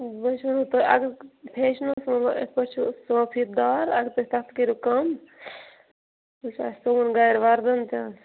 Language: Kashmiri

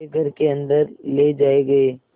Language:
Hindi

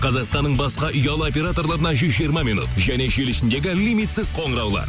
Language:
Kazakh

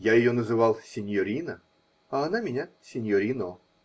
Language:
Russian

